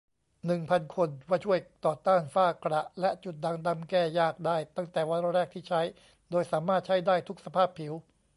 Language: Thai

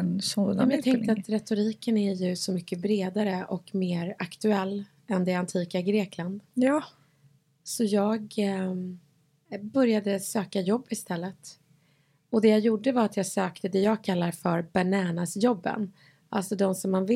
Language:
Swedish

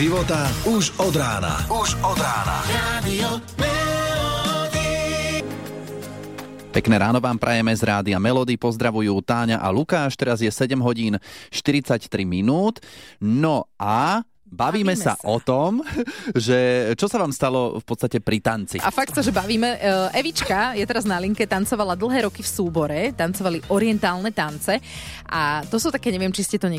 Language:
Slovak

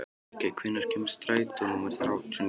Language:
Icelandic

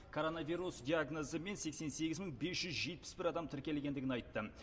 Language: Kazakh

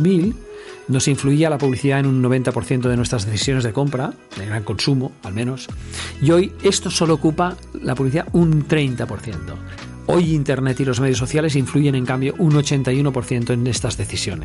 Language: Spanish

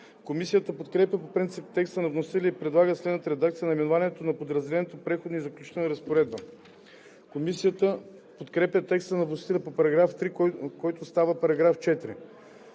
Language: Bulgarian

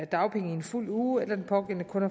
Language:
Danish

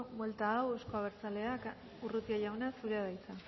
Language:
Basque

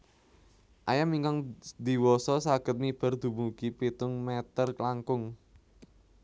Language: Javanese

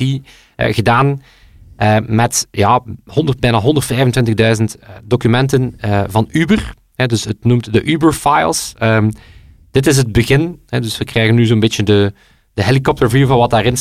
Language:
Dutch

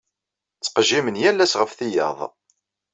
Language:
Kabyle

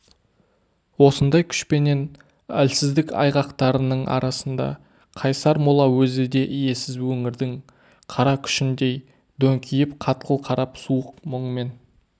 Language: Kazakh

